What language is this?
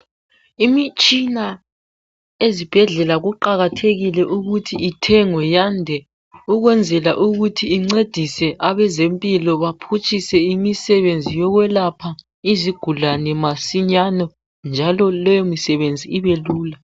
North Ndebele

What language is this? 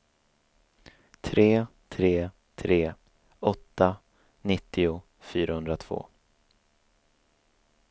Swedish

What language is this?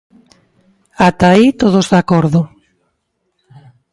Galician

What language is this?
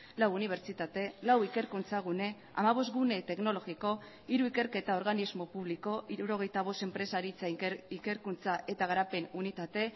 Basque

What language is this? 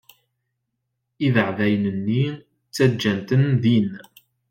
Kabyle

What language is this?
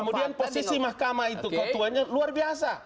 Indonesian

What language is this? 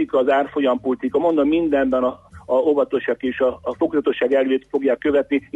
Hungarian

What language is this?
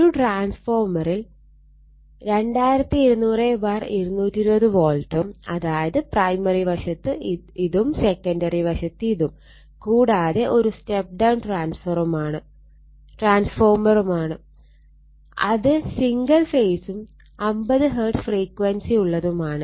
Malayalam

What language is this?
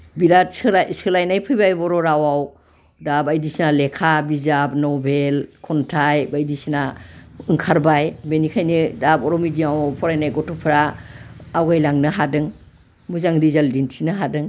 Bodo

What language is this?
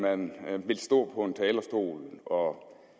Danish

